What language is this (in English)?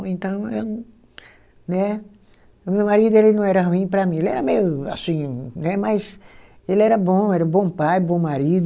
Portuguese